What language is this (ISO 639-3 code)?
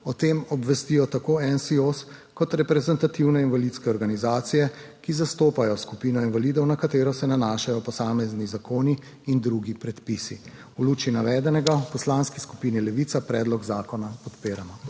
slv